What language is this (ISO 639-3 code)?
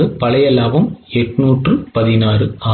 tam